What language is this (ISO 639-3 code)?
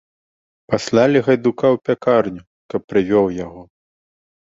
bel